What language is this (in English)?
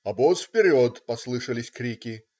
Russian